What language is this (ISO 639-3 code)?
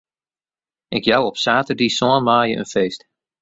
fry